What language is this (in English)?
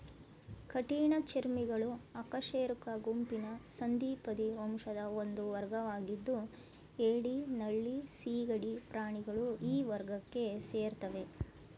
Kannada